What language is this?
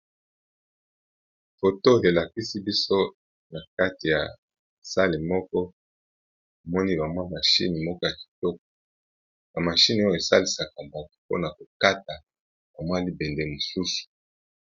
Lingala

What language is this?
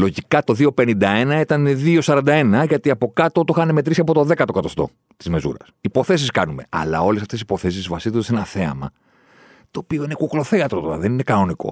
Greek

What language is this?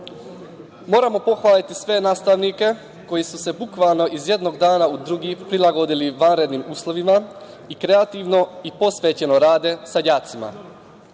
Serbian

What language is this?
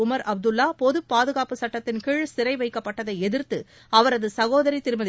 Tamil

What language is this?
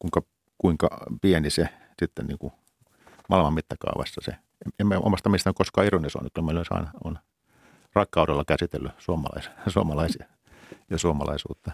Finnish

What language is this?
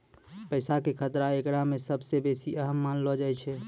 Maithili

